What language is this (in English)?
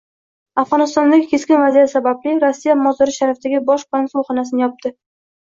Uzbek